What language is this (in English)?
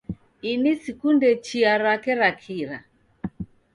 Taita